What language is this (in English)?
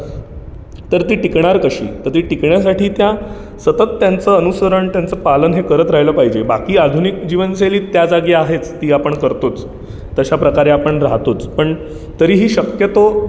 Marathi